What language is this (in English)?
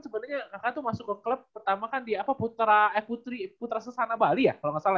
Indonesian